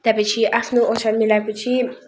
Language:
Nepali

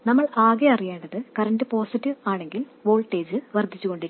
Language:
Malayalam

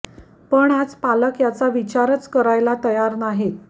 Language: Marathi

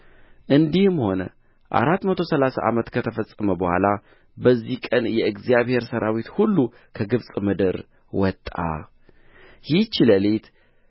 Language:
Amharic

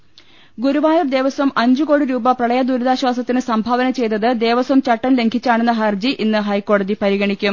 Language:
Malayalam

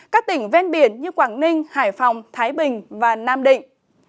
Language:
Vietnamese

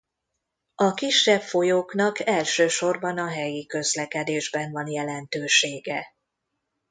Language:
Hungarian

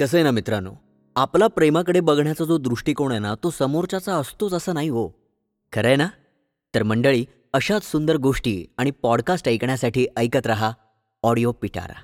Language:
Marathi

